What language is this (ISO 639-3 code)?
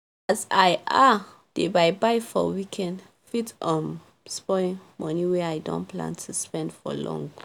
pcm